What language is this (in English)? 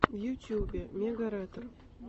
Russian